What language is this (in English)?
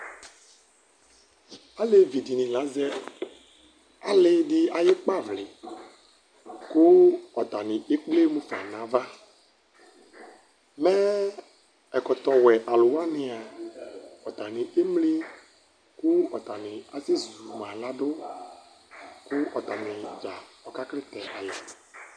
Ikposo